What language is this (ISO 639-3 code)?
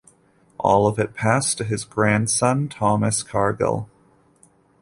eng